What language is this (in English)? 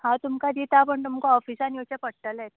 Konkani